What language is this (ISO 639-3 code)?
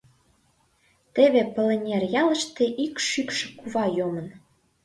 chm